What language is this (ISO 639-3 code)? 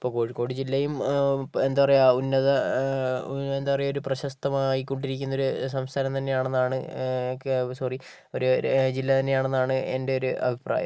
mal